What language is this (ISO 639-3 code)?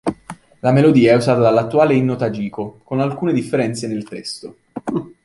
ita